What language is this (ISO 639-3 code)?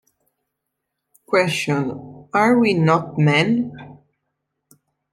ita